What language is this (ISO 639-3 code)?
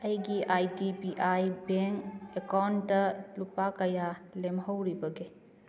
mni